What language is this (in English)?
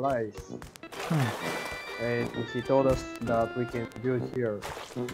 Russian